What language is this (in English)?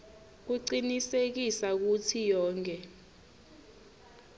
Swati